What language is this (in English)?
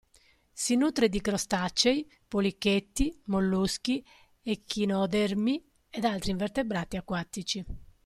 Italian